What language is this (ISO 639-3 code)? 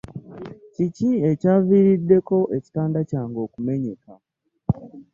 lug